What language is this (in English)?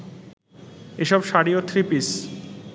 Bangla